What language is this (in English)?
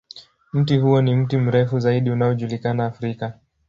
Swahili